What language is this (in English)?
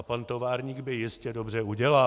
Czech